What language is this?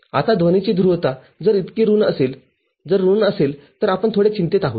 Marathi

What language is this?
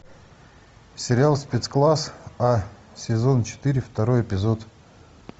Russian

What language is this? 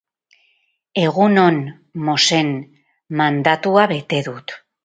Basque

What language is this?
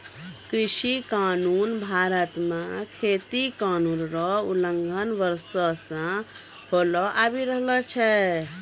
Maithili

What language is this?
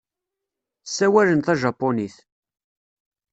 Kabyle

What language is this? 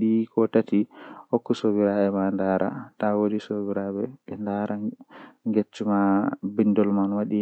Western Niger Fulfulde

